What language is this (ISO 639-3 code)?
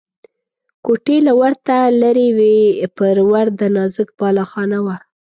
pus